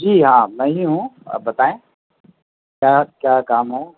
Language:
Urdu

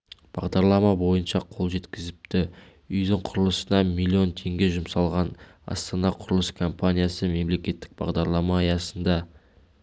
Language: Kazakh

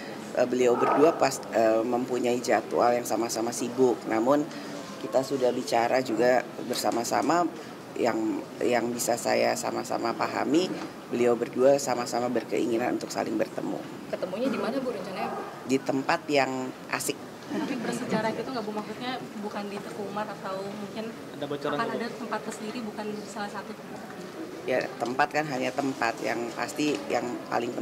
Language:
Indonesian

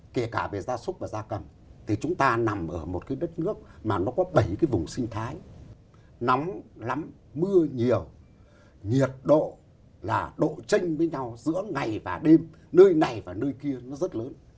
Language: Vietnamese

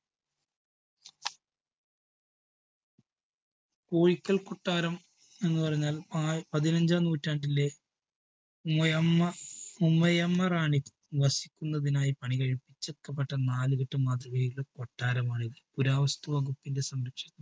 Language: Malayalam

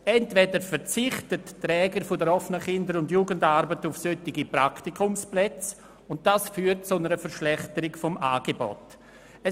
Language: Swiss German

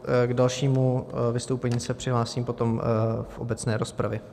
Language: Czech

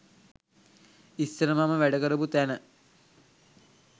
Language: Sinhala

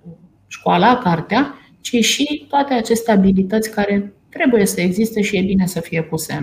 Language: Romanian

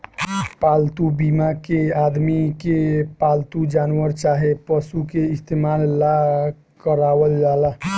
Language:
Bhojpuri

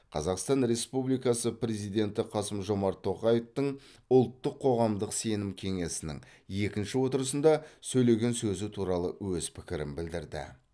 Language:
Kazakh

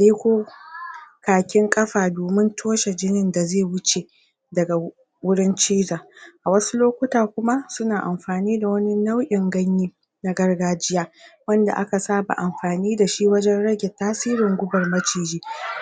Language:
Hausa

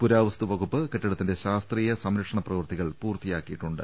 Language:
Malayalam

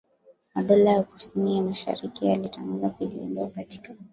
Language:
Swahili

